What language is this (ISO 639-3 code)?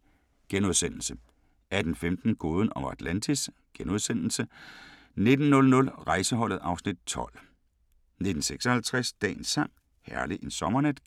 dan